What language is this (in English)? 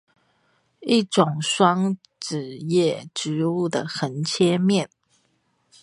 Chinese